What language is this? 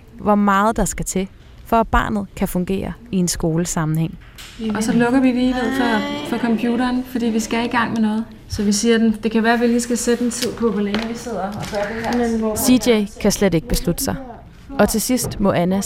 Danish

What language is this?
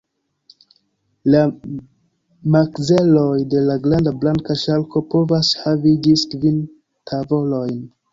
Esperanto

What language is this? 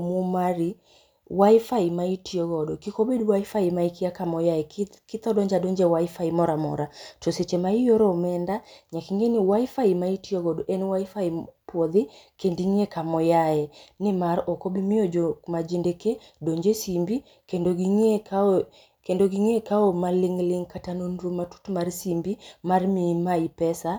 Luo (Kenya and Tanzania)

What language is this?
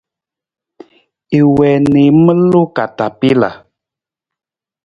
Nawdm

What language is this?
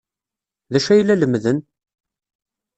Kabyle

